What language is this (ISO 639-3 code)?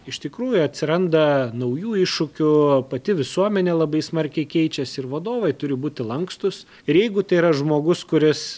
lit